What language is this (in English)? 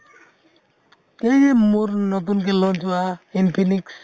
Assamese